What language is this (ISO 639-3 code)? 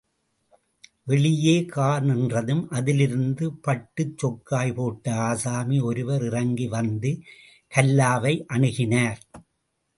tam